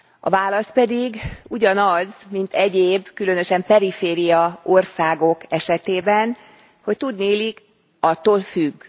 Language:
Hungarian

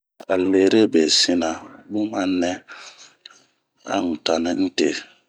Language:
Bomu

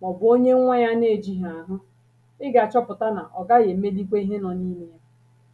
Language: Igbo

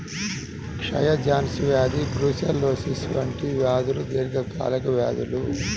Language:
Telugu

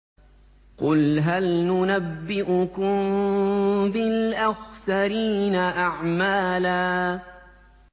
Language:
Arabic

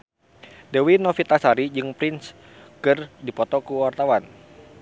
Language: Sundanese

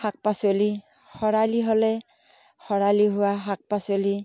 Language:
Assamese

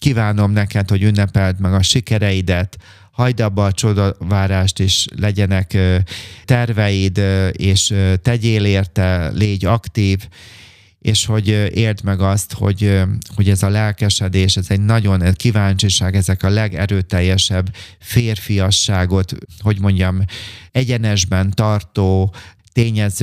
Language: Hungarian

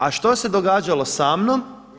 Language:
Croatian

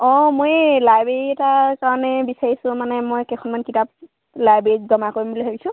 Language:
Assamese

